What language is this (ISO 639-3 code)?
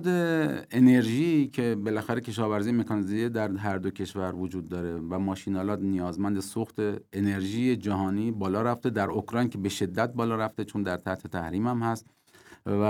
fas